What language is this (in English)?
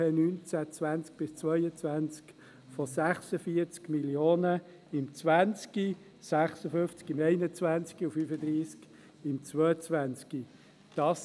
Swiss German